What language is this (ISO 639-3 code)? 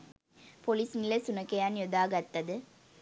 sin